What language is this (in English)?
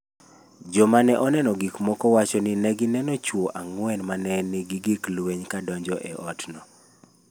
Luo (Kenya and Tanzania)